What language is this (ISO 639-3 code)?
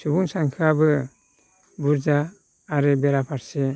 brx